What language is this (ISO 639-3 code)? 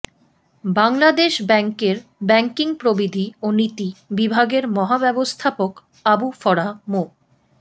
ben